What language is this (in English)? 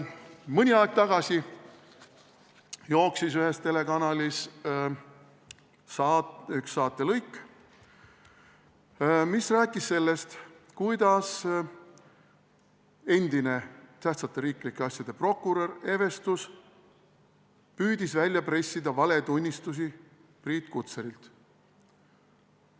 Estonian